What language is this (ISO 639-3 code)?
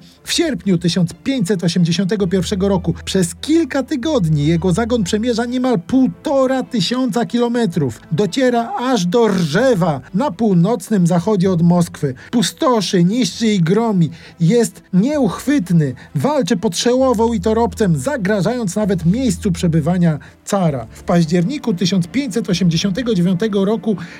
pol